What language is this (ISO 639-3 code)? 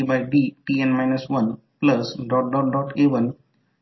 mar